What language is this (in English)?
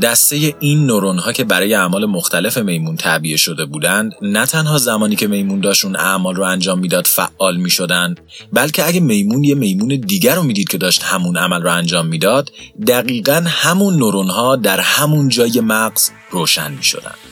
Persian